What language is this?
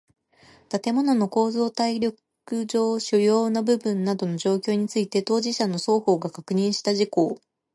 Japanese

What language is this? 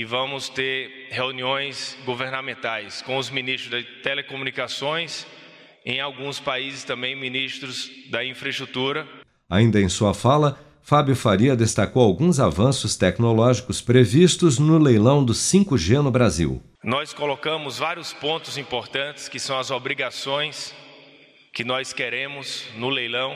Portuguese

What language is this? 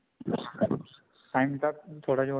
Punjabi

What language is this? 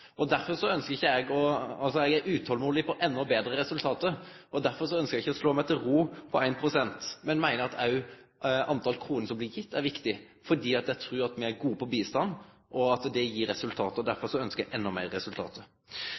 Norwegian Nynorsk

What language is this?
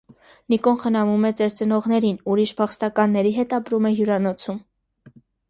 Armenian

